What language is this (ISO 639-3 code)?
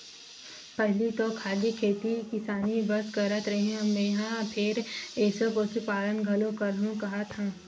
hne